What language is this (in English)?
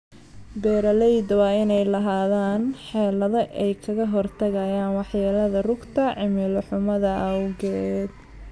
Somali